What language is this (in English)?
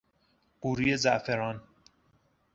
Persian